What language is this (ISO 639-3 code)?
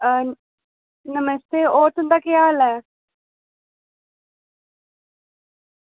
doi